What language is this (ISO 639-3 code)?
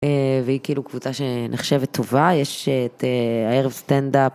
heb